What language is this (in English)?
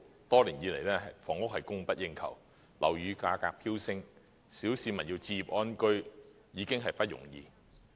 Cantonese